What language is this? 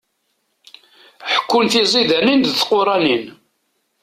Kabyle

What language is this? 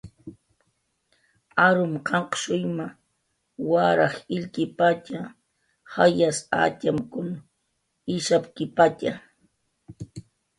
Jaqaru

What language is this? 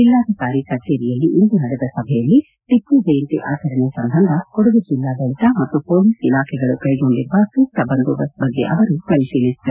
Kannada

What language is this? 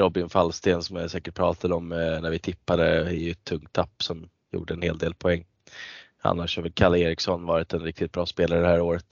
Swedish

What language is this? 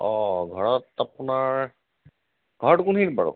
Assamese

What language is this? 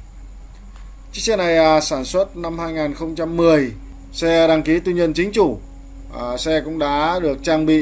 Vietnamese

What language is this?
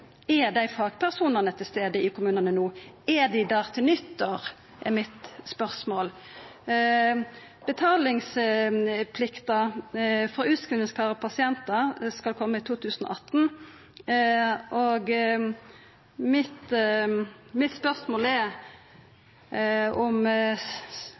Norwegian Nynorsk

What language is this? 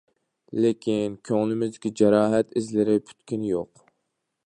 Uyghur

